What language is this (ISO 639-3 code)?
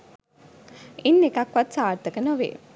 sin